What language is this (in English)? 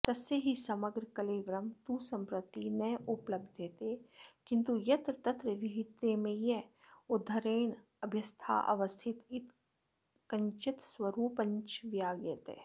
Sanskrit